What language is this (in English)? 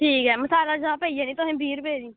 Dogri